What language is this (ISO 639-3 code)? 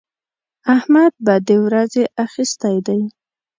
pus